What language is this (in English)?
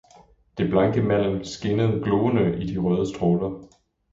Danish